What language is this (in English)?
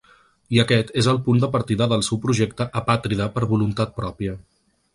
Catalan